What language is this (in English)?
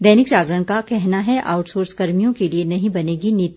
Hindi